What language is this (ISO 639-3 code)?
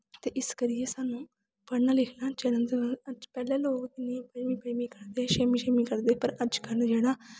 doi